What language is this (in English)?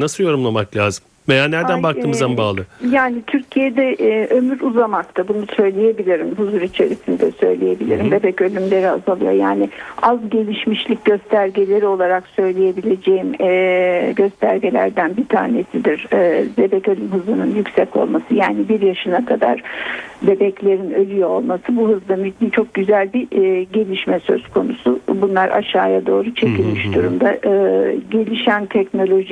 Turkish